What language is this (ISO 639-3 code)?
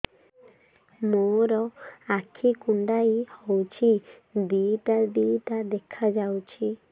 ori